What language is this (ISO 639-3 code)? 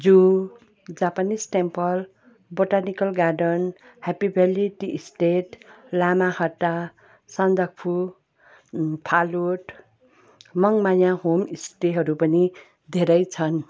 nep